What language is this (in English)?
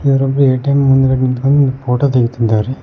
Kannada